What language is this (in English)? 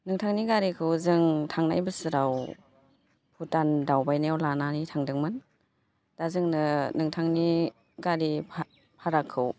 Bodo